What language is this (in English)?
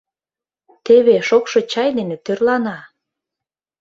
Mari